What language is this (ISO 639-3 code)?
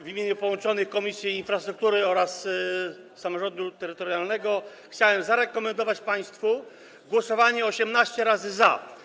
pol